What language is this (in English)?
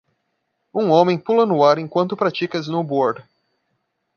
Portuguese